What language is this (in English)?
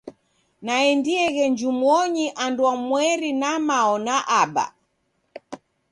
Taita